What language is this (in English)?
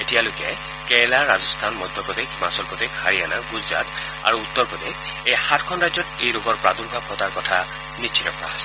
Assamese